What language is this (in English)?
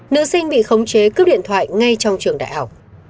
Vietnamese